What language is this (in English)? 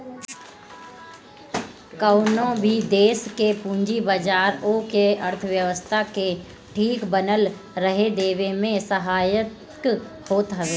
Bhojpuri